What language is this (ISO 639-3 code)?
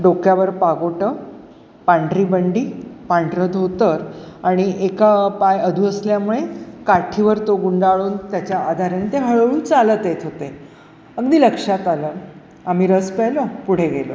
mar